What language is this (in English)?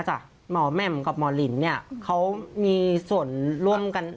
Thai